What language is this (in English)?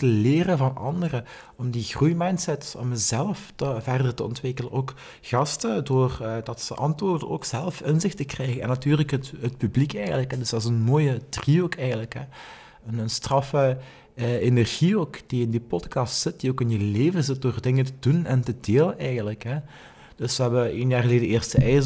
Dutch